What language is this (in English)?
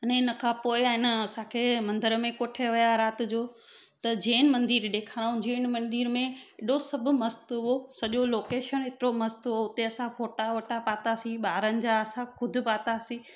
Sindhi